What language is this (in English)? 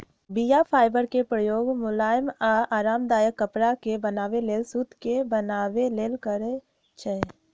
Magahi